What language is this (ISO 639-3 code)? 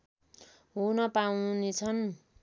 nep